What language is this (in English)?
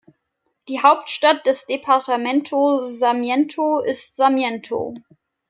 German